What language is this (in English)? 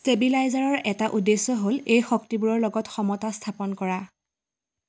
Assamese